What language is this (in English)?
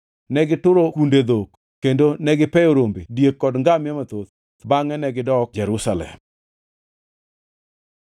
Luo (Kenya and Tanzania)